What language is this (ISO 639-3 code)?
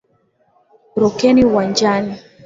swa